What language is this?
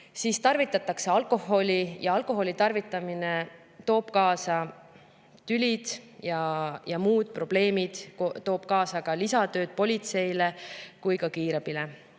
Estonian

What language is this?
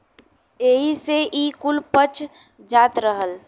Bhojpuri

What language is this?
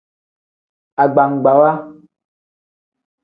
Tem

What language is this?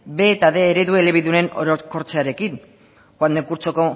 Basque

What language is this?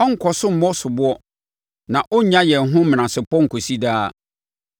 Akan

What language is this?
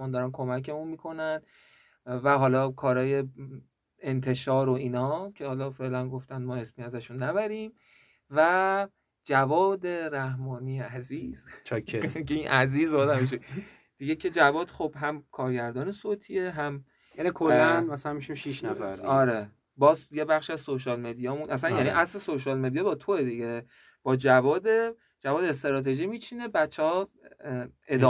Persian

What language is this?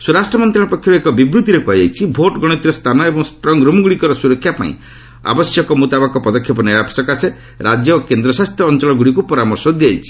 Odia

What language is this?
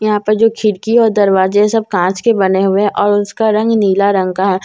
Hindi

